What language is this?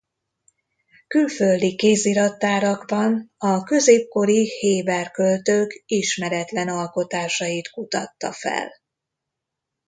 Hungarian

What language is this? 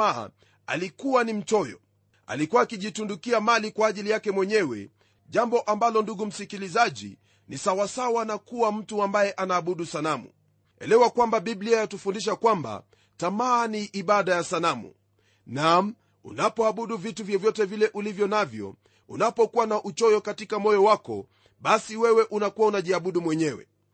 Swahili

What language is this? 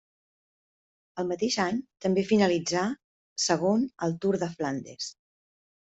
Catalan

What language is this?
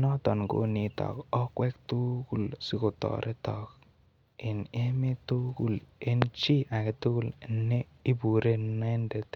Kalenjin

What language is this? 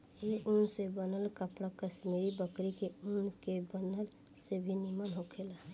Bhojpuri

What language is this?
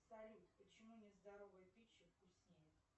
Russian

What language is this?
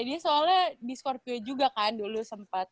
Indonesian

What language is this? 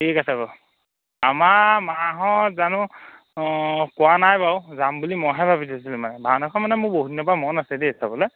Assamese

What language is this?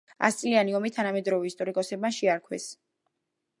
Georgian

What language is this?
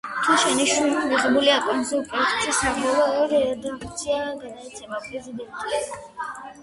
Georgian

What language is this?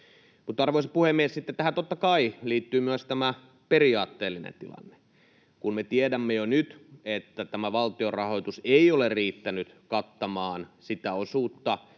Finnish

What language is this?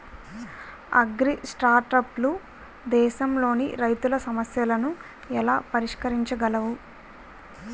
Telugu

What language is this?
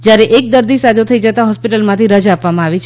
Gujarati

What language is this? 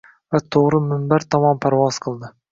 Uzbek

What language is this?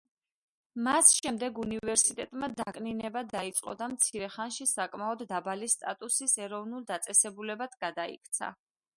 Georgian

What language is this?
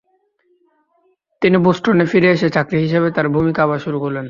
Bangla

